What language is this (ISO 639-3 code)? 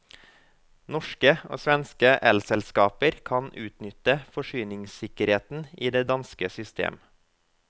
nor